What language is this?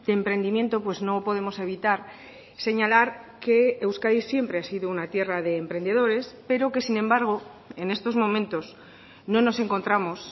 Spanish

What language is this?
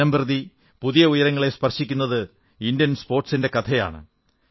Malayalam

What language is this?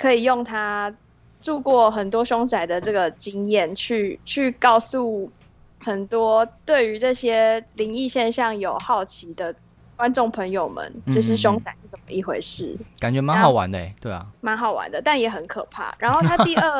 Chinese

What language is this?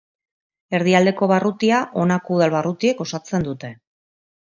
Basque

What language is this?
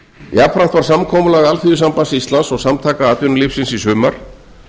Icelandic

